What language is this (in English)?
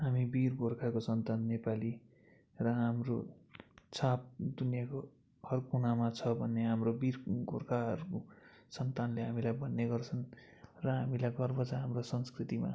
Nepali